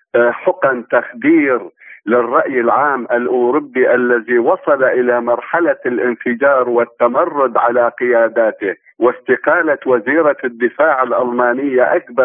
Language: Arabic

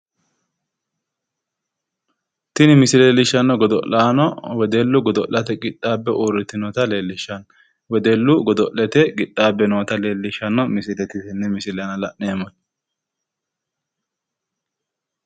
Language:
Sidamo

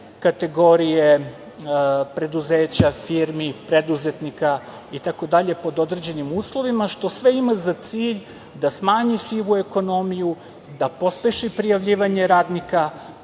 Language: Serbian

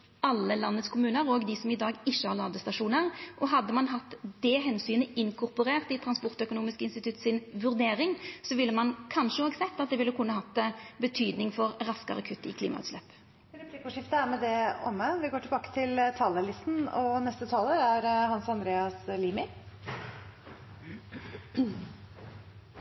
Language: Norwegian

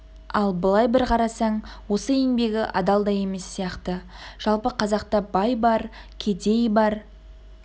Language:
Kazakh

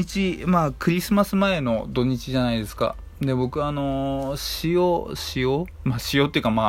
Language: Japanese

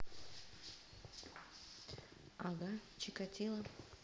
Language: Russian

